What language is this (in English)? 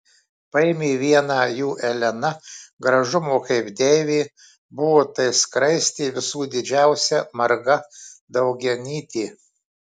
Lithuanian